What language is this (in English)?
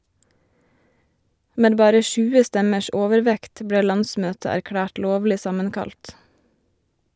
Norwegian